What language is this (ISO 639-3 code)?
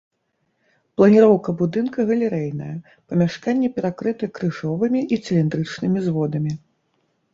bel